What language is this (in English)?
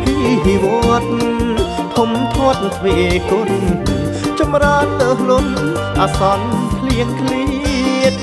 Thai